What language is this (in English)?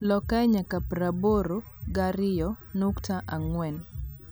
Luo (Kenya and Tanzania)